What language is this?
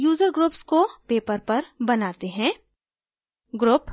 Hindi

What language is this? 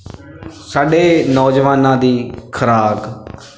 Punjabi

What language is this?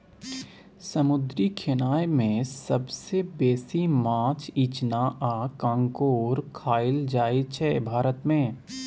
Maithili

